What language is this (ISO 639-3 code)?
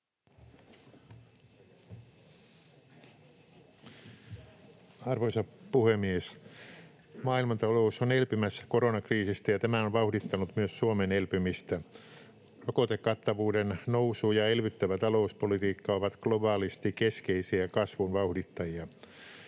fin